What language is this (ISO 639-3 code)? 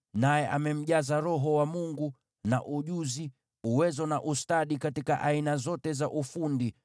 swa